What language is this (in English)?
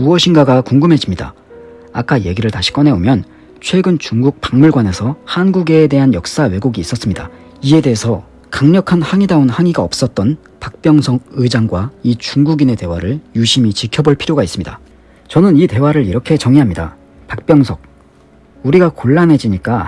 Korean